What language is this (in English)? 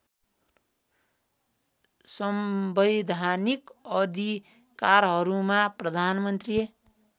Nepali